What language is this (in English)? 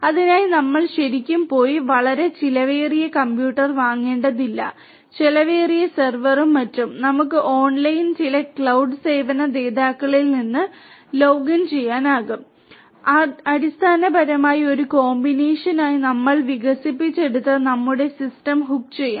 Malayalam